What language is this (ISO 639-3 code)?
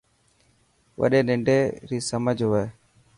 mki